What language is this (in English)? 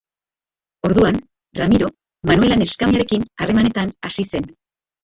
Basque